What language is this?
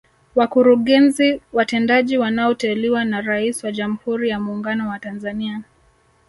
Swahili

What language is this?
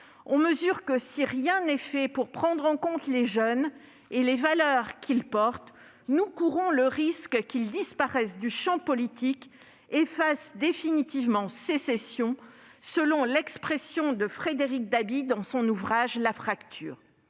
French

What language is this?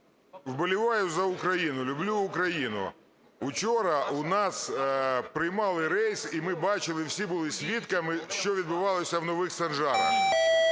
Ukrainian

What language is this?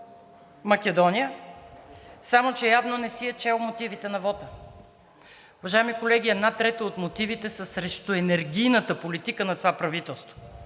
Bulgarian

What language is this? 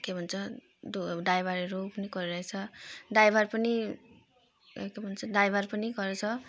Nepali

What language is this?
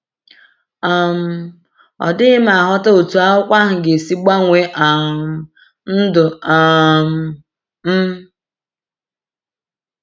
Igbo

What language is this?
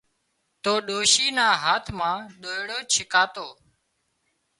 Wadiyara Koli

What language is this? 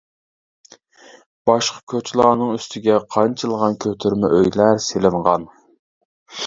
Uyghur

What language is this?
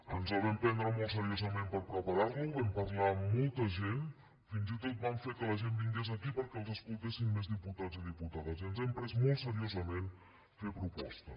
Catalan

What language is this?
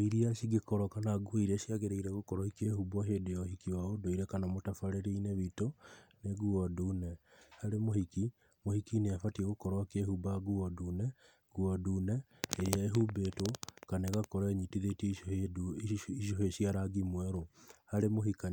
Kikuyu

